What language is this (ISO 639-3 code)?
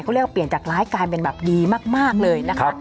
tha